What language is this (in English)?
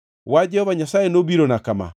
Luo (Kenya and Tanzania)